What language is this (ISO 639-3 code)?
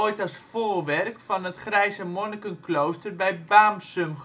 nld